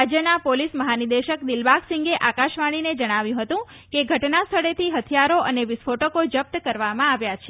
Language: Gujarati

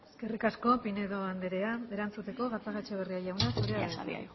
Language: Basque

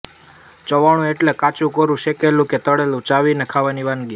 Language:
Gujarati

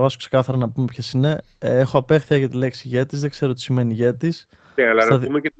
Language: Greek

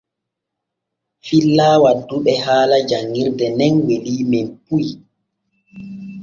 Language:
Borgu Fulfulde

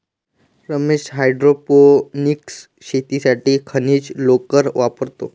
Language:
Marathi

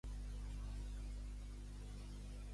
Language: Catalan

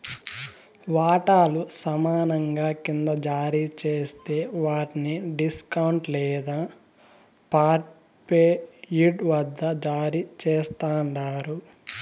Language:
Telugu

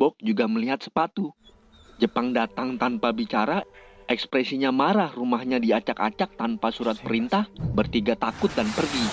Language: Indonesian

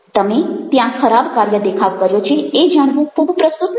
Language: Gujarati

